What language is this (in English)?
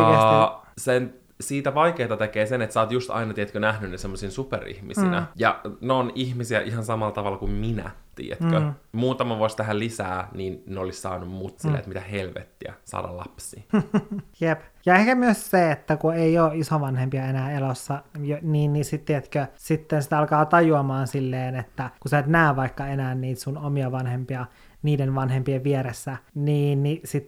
Finnish